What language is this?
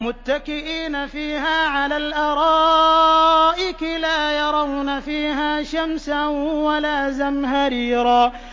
Arabic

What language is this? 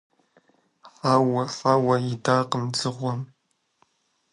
Kabardian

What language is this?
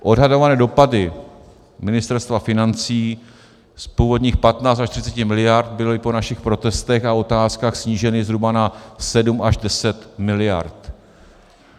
Czech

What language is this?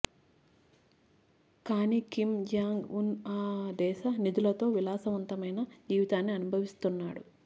Telugu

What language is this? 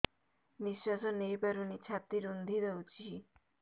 Odia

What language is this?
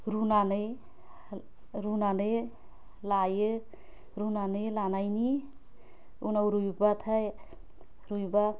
Bodo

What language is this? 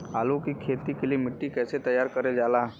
Bhojpuri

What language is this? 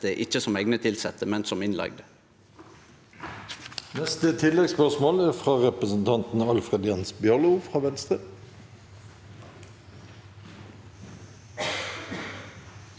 Norwegian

